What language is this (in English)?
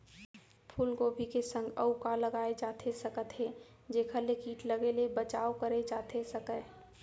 Chhattisgarhi